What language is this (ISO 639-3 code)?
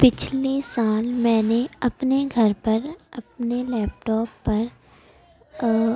urd